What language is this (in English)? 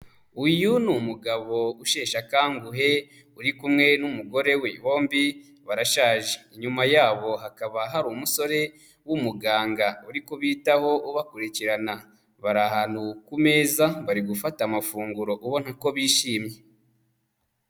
Kinyarwanda